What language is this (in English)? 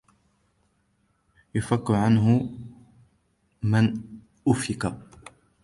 Arabic